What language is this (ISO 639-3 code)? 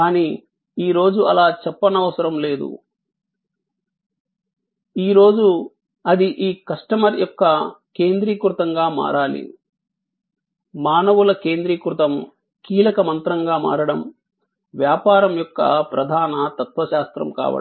tel